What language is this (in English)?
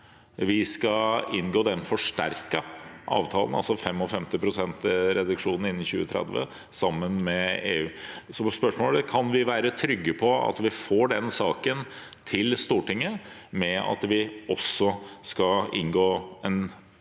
Norwegian